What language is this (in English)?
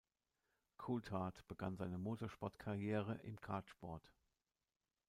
German